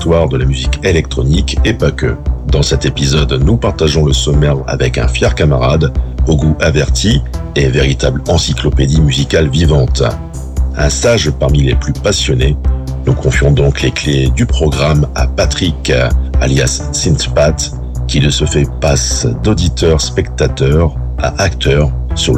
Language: French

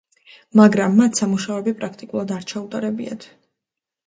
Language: Georgian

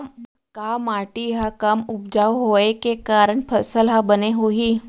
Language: Chhattisgarhi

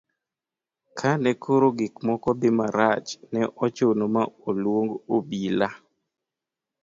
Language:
Luo (Kenya and Tanzania)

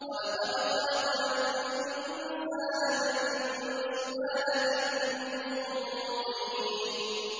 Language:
Arabic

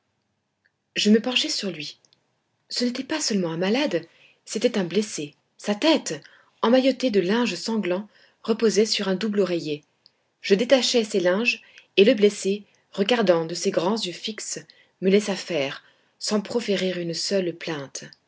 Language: French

